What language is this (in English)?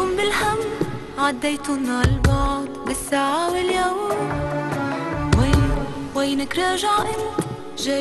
Arabic